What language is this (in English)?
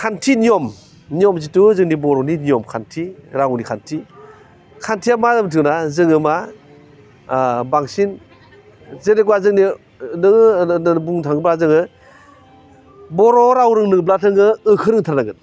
Bodo